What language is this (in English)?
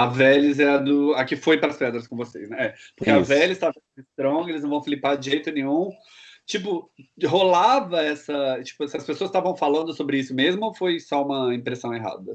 Portuguese